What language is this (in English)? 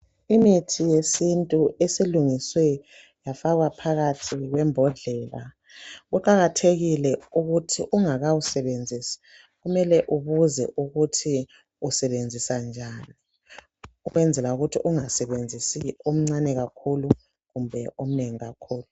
North Ndebele